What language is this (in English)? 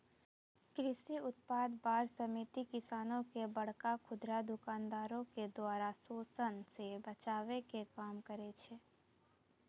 Maithili